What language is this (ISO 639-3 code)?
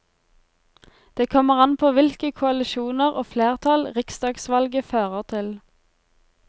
nor